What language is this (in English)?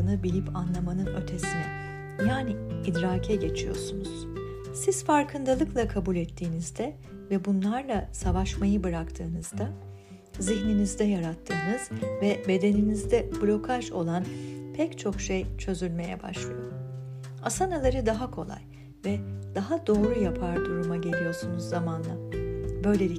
Turkish